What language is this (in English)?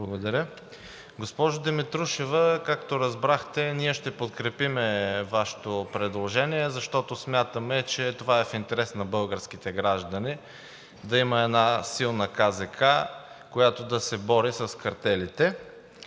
Bulgarian